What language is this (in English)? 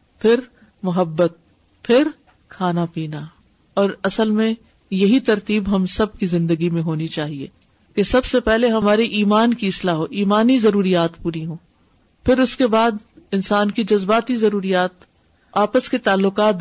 Urdu